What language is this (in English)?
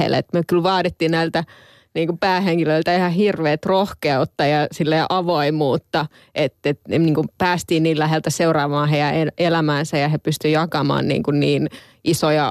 Finnish